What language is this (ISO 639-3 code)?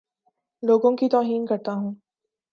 urd